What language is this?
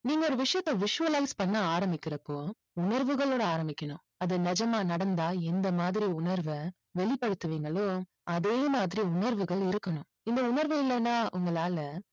Tamil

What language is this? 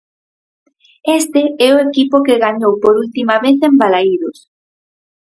Galician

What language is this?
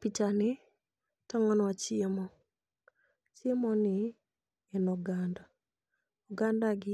Luo (Kenya and Tanzania)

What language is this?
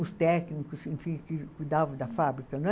Portuguese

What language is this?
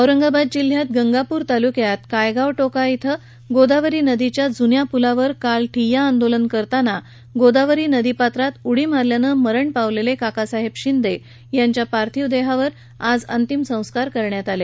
Marathi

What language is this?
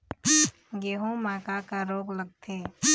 Chhattisgarhi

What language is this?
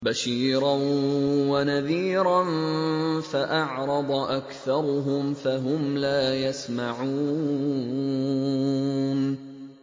Arabic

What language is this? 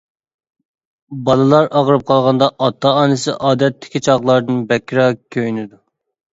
Uyghur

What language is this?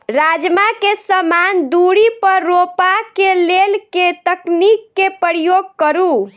Maithili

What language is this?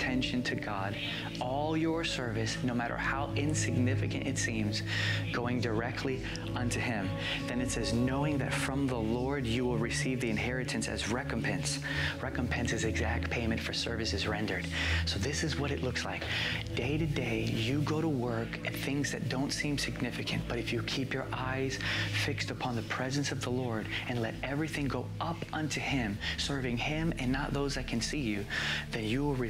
English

